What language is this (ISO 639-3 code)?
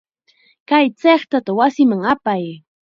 qxa